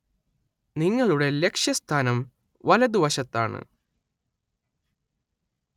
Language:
Malayalam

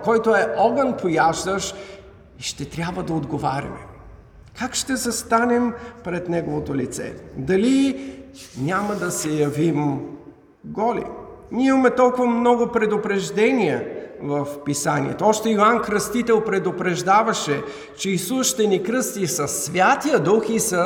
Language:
Bulgarian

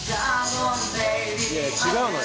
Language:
Japanese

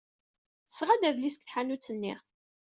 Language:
Kabyle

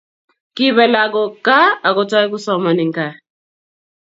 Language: Kalenjin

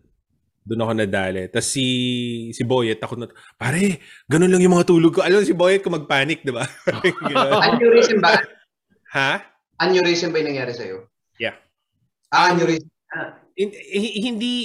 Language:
Filipino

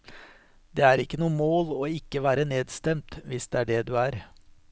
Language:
Norwegian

